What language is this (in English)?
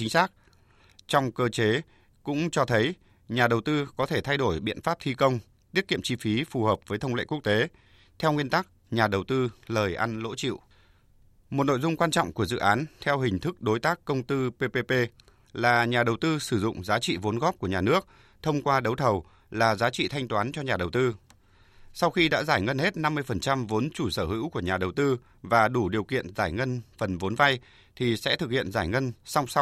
Vietnamese